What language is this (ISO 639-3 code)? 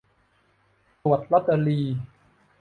tha